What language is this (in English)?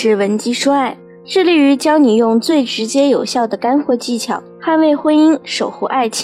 Chinese